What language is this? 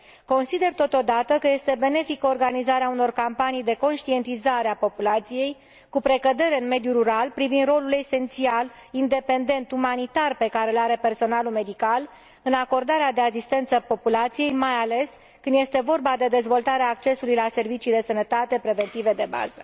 Romanian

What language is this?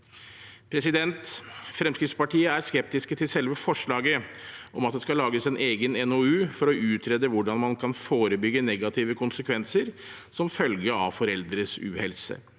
Norwegian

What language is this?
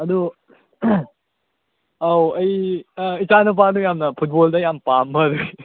Manipuri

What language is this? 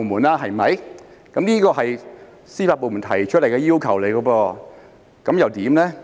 Cantonese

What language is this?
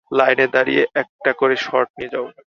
Bangla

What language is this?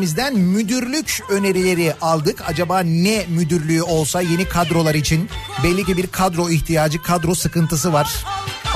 Turkish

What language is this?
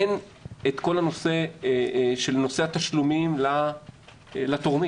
Hebrew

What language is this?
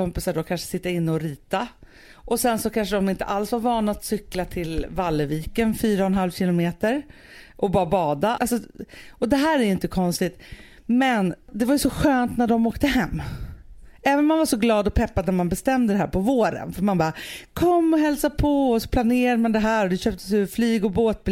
Swedish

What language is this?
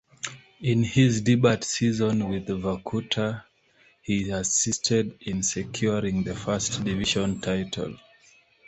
English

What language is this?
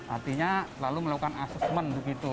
Indonesian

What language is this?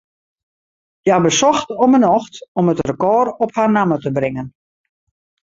Western Frisian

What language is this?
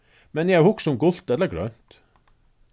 Faroese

